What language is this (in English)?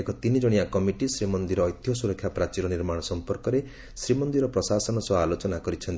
Odia